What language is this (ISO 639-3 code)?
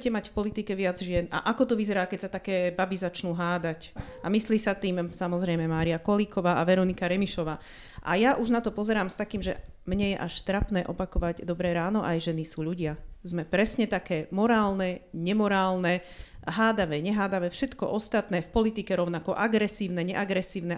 slk